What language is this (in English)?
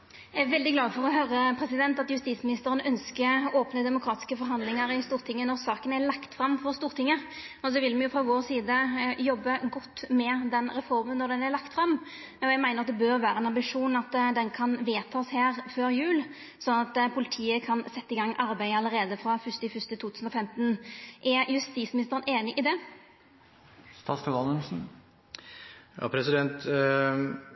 Norwegian